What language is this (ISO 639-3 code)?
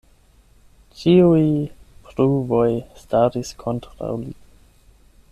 epo